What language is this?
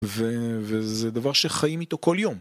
Hebrew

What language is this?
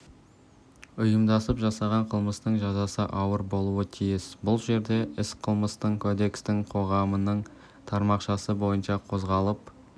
Kazakh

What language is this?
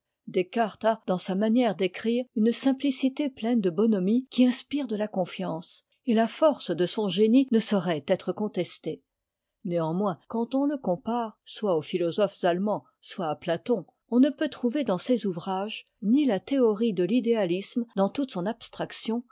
French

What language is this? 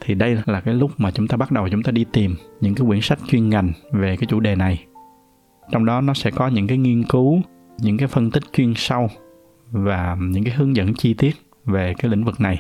Vietnamese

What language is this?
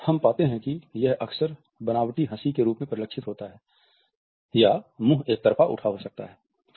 Hindi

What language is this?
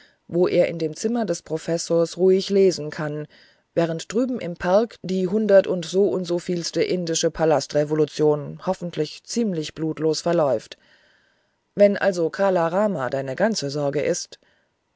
German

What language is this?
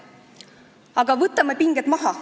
Estonian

